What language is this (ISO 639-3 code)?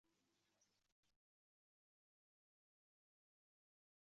uzb